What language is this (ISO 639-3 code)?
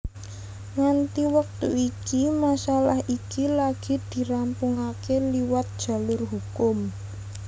jav